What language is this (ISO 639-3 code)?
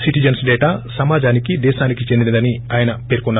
tel